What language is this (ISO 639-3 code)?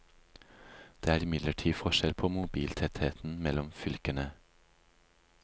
nor